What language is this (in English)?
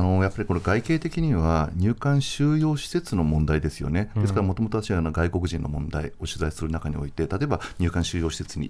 Japanese